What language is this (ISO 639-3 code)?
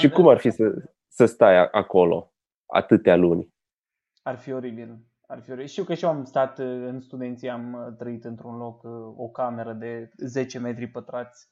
ron